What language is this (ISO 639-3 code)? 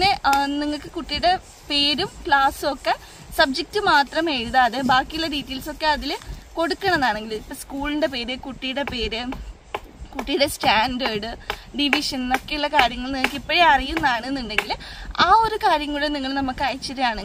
mal